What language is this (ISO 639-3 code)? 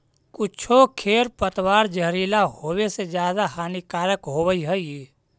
mag